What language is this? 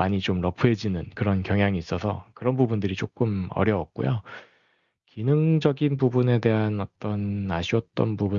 Korean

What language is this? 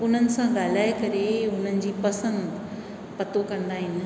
Sindhi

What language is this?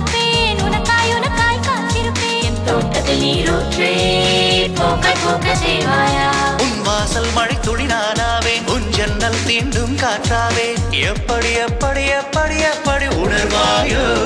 Tamil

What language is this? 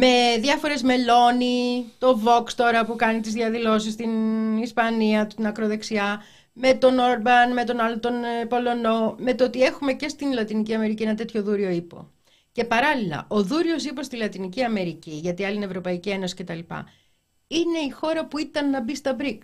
Greek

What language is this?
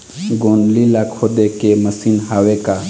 Chhattisgarhi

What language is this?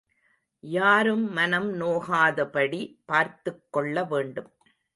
Tamil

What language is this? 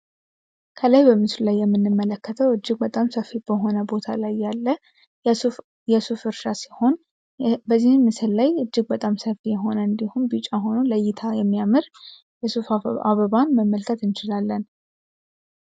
Amharic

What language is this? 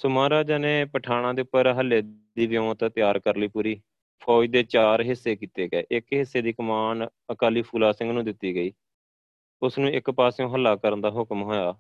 Punjabi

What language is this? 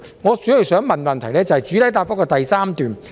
Cantonese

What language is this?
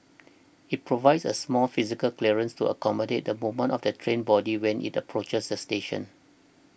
English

